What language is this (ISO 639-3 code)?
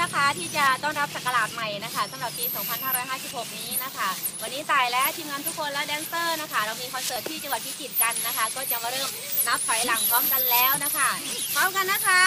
tha